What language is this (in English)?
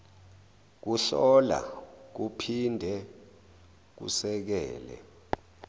Zulu